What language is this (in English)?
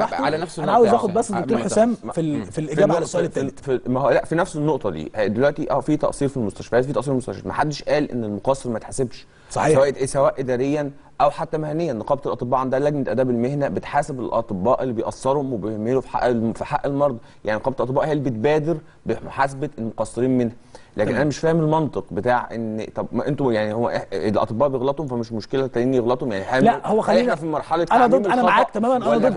Arabic